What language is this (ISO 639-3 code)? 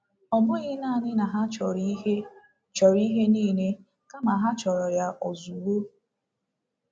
ibo